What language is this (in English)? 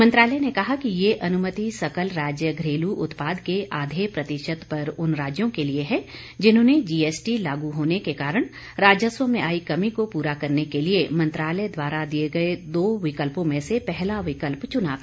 Hindi